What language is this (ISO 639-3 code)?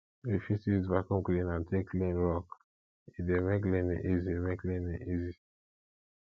pcm